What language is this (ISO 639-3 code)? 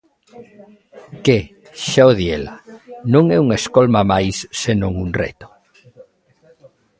glg